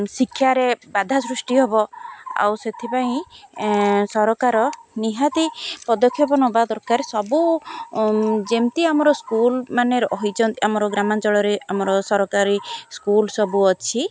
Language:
Odia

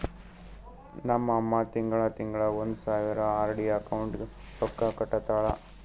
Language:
Kannada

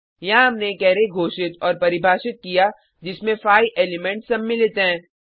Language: Hindi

